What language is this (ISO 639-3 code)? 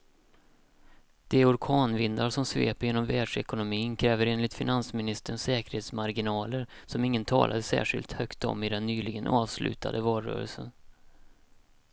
swe